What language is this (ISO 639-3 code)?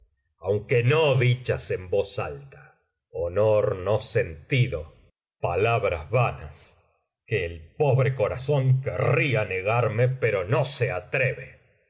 spa